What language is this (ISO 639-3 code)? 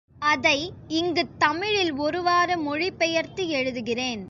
tam